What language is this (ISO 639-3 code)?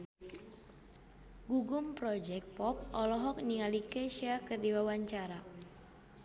sun